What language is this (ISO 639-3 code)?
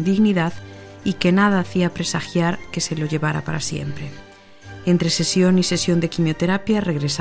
spa